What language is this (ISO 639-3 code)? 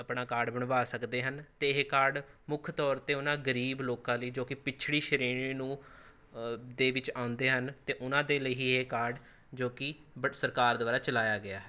pan